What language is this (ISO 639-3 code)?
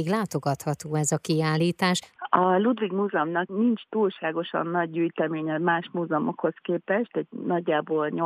hun